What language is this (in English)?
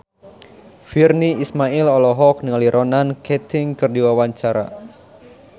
Sundanese